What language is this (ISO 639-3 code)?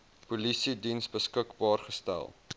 afr